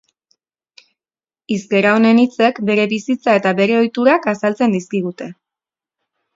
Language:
Basque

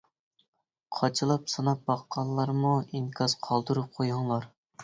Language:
Uyghur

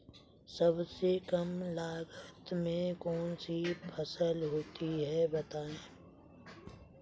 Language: Hindi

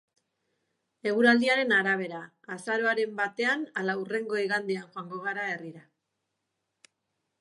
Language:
Basque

